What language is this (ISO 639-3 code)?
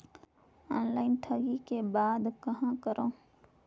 hne